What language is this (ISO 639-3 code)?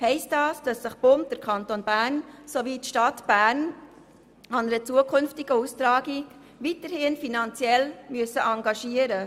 gsw